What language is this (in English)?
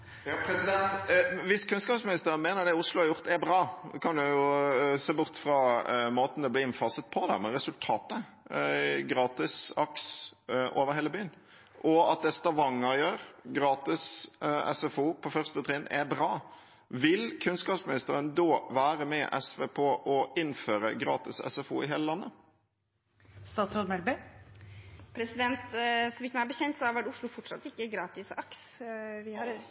Norwegian